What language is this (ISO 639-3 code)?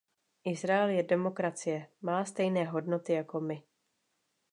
ces